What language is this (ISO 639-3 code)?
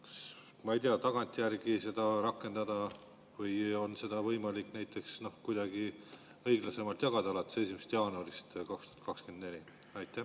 est